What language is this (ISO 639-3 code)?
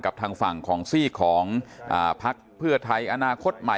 tha